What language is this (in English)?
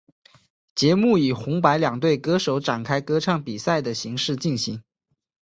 Chinese